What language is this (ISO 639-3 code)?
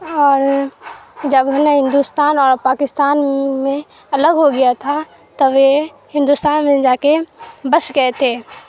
urd